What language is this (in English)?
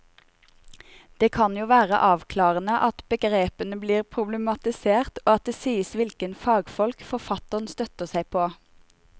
Norwegian